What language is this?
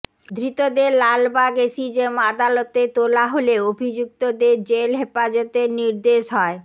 Bangla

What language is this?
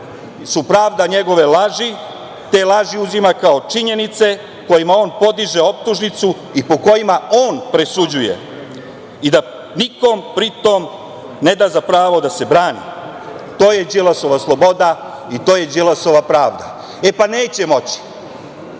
Serbian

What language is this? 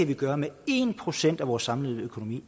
Danish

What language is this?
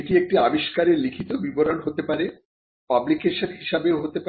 Bangla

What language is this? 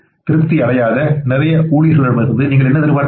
Tamil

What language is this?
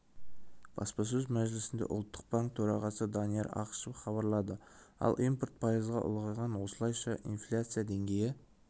Kazakh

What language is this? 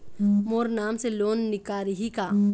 Chhattisgarhi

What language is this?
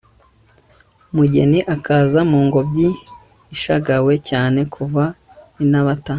Kinyarwanda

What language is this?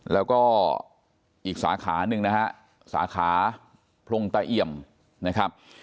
Thai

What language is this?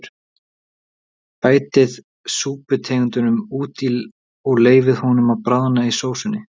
Icelandic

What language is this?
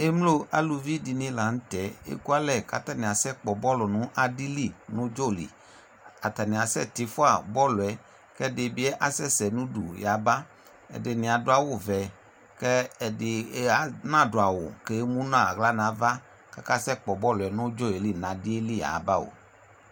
Ikposo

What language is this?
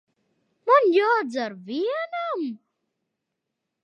Latvian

